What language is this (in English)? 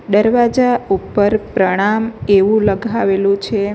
Gujarati